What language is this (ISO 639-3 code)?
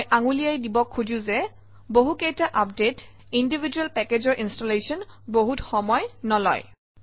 asm